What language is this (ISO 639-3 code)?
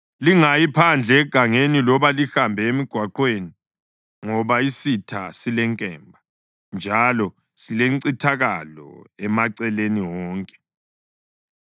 nde